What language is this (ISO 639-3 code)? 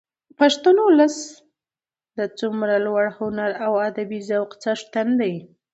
pus